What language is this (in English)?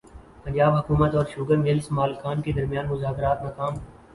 Urdu